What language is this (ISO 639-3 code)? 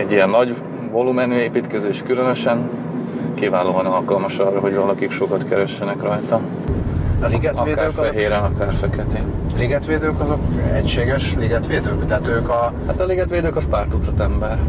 hun